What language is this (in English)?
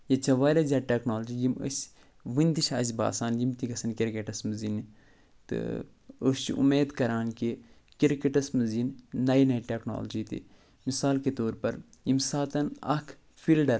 Kashmiri